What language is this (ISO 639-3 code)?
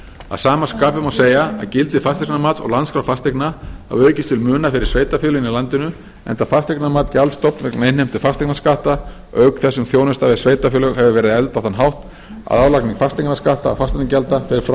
isl